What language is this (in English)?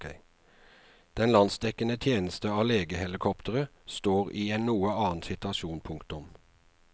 Norwegian